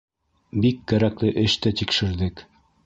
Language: Bashkir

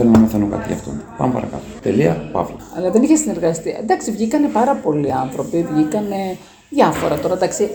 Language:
Greek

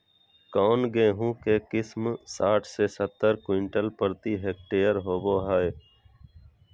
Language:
Magahi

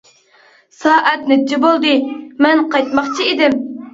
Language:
Uyghur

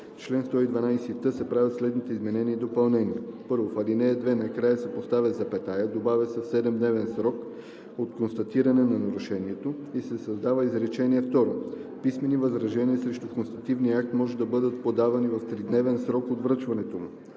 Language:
Bulgarian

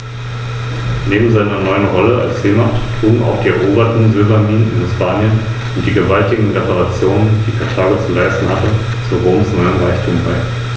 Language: German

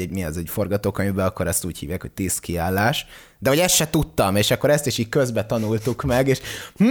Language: Hungarian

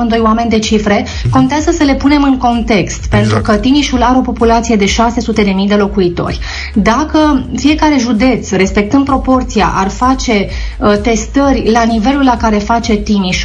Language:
Romanian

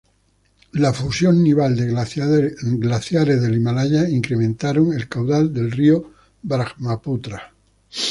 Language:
Spanish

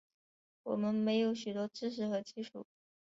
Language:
Chinese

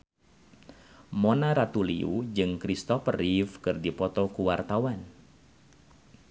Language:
Sundanese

